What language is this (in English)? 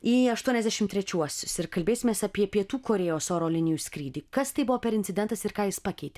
Lithuanian